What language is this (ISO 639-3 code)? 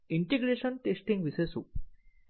guj